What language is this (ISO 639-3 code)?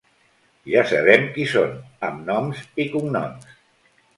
cat